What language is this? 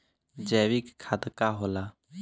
Bhojpuri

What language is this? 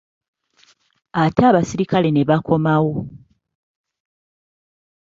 Ganda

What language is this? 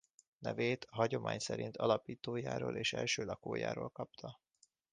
Hungarian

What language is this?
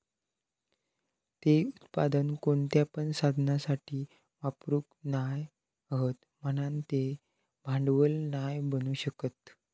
Marathi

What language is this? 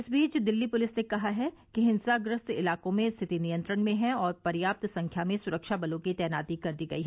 Hindi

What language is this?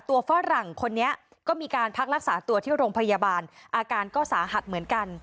Thai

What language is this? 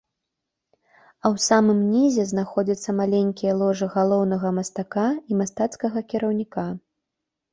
Belarusian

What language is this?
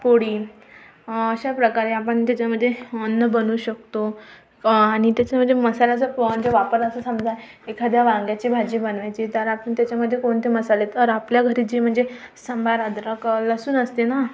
Marathi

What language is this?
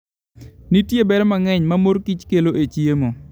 Luo (Kenya and Tanzania)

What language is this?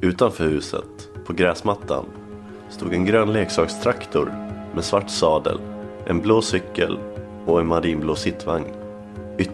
Swedish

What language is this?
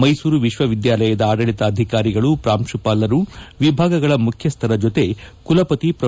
Kannada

